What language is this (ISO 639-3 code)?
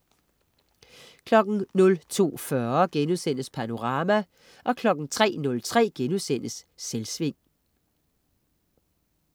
dan